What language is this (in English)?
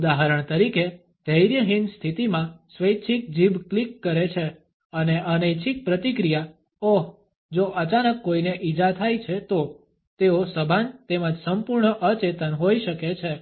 Gujarati